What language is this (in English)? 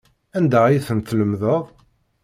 Kabyle